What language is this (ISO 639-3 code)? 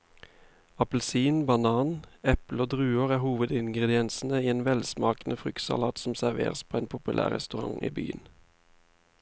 nor